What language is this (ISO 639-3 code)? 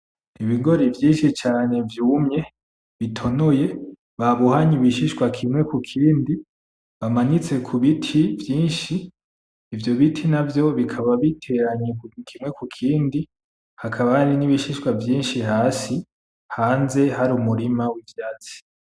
run